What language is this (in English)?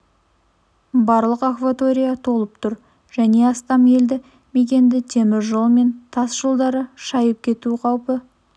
Kazakh